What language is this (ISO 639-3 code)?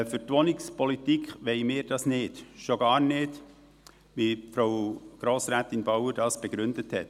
gsw